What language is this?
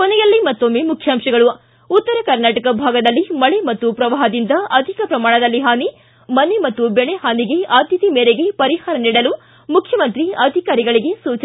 Kannada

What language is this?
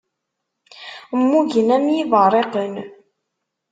Kabyle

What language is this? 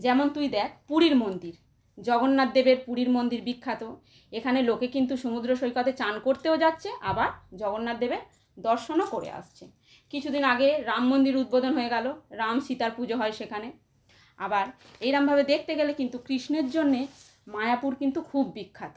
Bangla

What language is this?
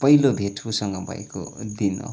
Nepali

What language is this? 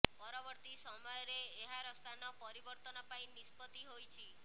Odia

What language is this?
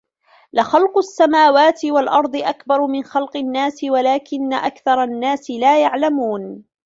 Arabic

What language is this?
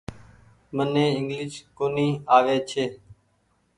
Goaria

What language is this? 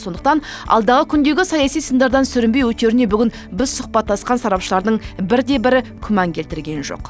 Kazakh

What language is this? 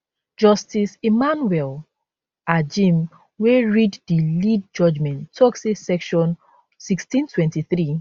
Nigerian Pidgin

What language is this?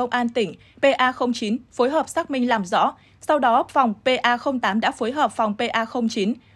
Vietnamese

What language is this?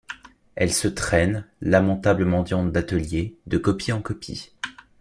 French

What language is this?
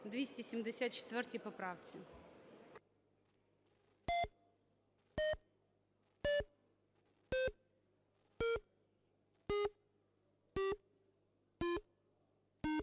Ukrainian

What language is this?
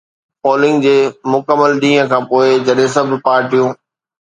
Sindhi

